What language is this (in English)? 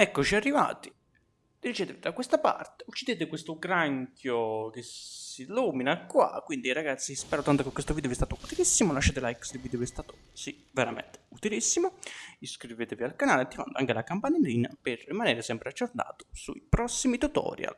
Italian